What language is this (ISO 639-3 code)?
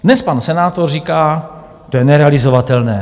ces